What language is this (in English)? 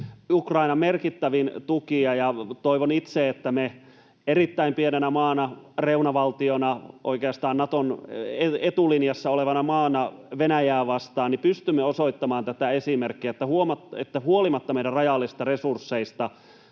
Finnish